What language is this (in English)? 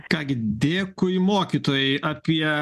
Lithuanian